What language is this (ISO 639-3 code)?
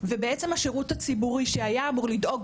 heb